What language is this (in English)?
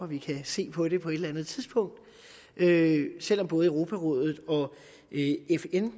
Danish